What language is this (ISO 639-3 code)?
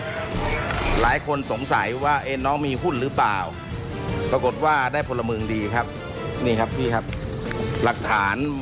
tha